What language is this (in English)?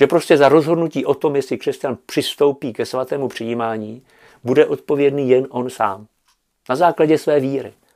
Czech